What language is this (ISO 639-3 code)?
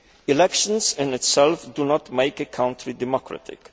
eng